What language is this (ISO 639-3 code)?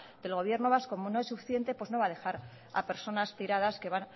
spa